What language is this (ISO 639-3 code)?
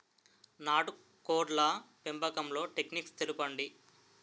tel